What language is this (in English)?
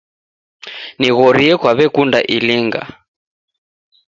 Taita